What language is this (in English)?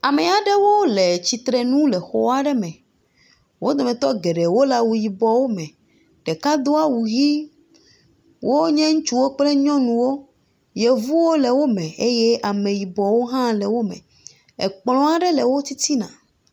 Ewe